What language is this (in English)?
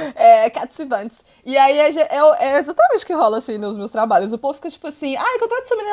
Portuguese